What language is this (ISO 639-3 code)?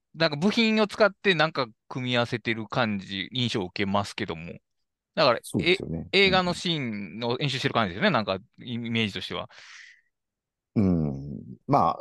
jpn